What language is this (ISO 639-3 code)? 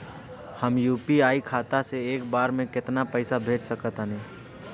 bho